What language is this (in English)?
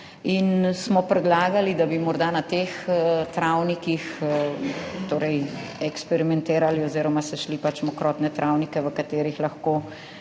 Slovenian